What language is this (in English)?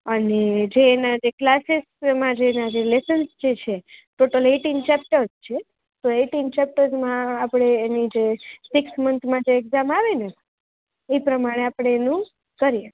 Gujarati